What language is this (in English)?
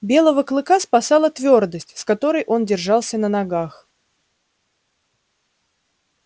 Russian